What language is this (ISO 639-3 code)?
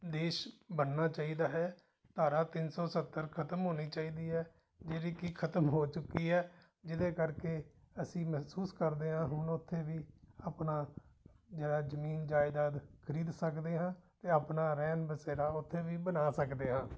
pan